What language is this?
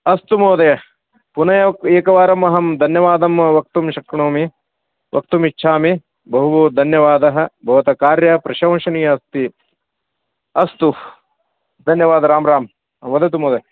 Sanskrit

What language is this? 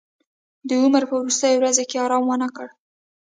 Pashto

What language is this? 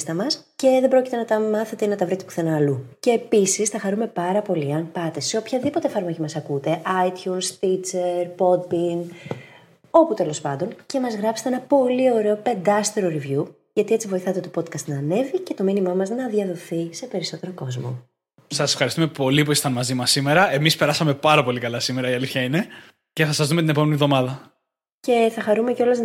Greek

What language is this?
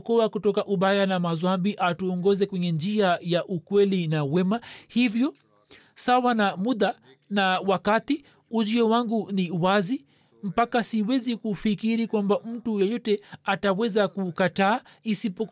Swahili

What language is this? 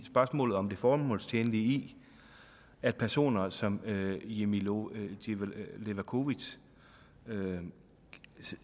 Danish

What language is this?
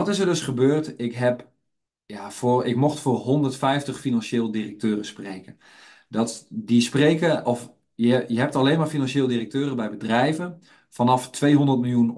Dutch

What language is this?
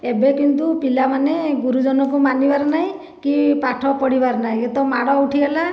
Odia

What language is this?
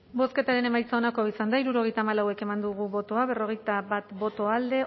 Basque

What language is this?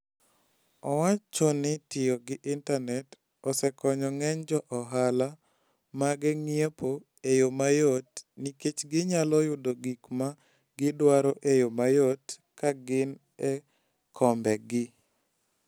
Luo (Kenya and Tanzania)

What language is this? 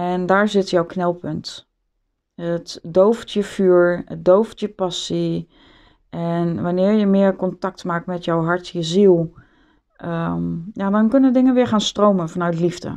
Dutch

